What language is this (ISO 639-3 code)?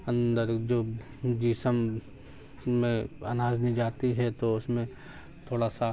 urd